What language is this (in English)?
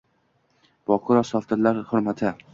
Uzbek